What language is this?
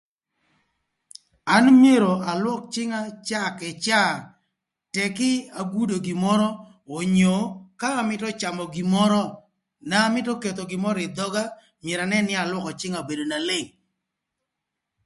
Thur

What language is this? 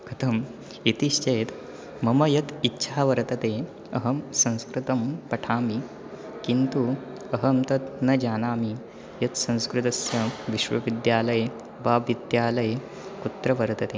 Sanskrit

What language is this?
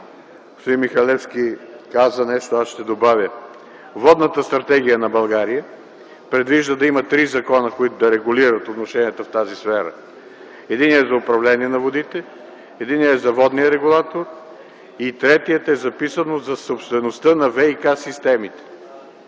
Bulgarian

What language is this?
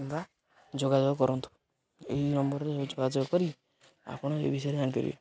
Odia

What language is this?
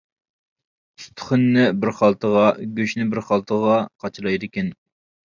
Uyghur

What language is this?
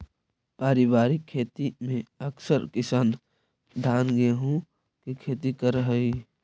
Magahi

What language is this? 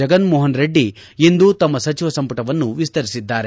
Kannada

